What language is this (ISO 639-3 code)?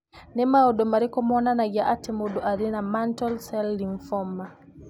kik